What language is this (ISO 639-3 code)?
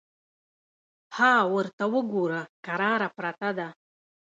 pus